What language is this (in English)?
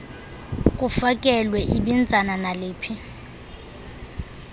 Xhosa